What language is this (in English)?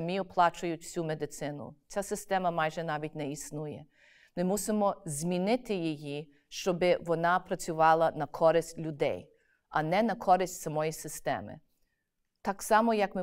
Ukrainian